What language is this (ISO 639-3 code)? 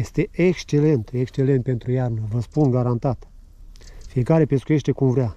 ron